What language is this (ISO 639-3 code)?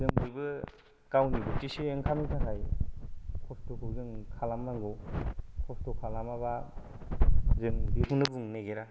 brx